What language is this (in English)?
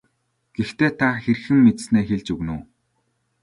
Mongolian